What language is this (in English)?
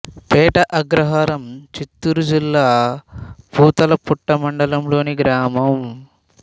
Telugu